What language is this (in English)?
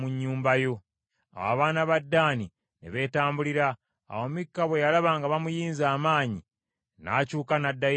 Ganda